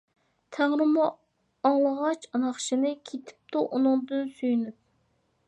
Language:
Uyghur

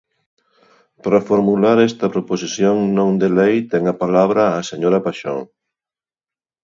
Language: Galician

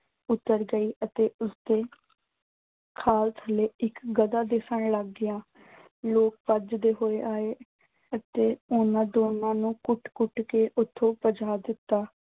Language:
Punjabi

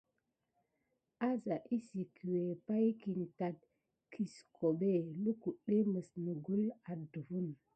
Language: Gidar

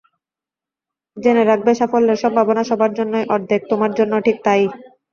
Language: Bangla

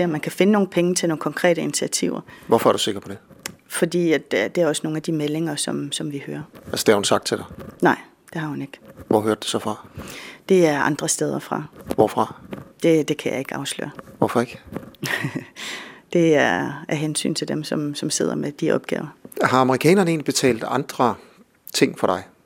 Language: Danish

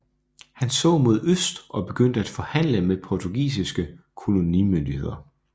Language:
Danish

